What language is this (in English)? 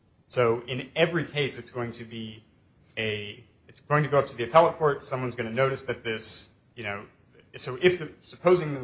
English